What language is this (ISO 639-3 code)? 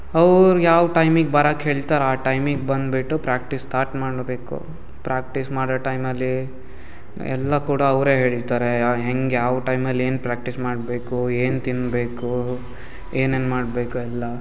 kan